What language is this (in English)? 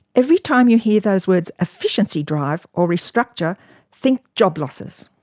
English